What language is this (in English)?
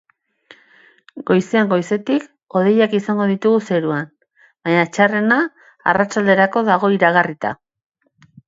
Basque